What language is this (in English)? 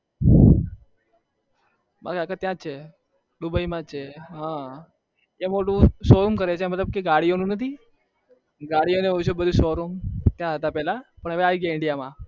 Gujarati